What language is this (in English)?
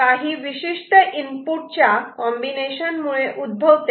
Marathi